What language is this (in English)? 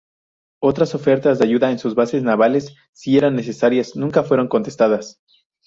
Spanish